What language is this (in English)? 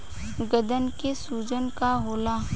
Bhojpuri